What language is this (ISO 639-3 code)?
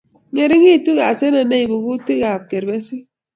kln